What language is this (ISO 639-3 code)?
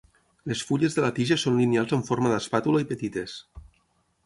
cat